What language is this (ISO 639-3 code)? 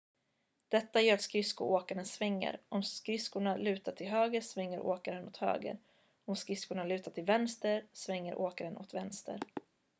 swe